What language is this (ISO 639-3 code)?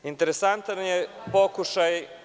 srp